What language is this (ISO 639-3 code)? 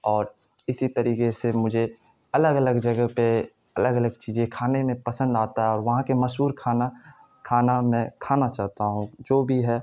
urd